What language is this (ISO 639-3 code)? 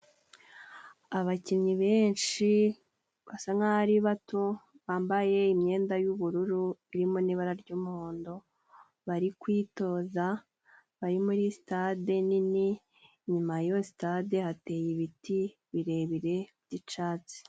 kin